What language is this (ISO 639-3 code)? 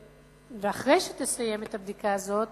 heb